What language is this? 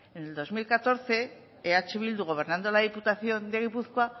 Spanish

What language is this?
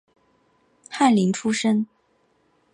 Chinese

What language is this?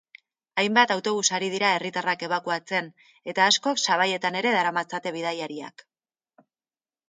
Basque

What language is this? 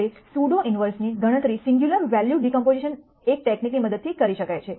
Gujarati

